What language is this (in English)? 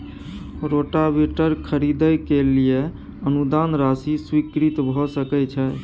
Maithili